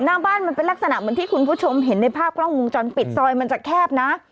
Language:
Thai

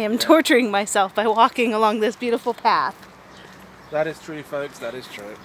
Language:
English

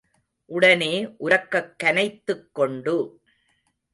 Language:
Tamil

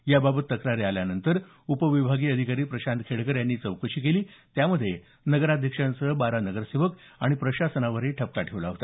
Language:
Marathi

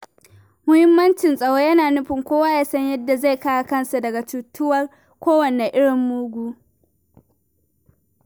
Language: Hausa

